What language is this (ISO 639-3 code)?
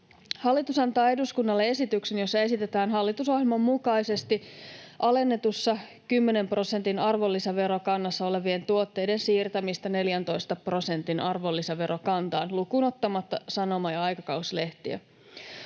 fin